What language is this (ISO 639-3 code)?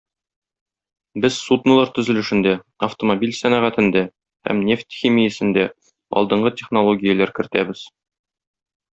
tat